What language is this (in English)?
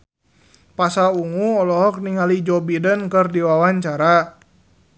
Sundanese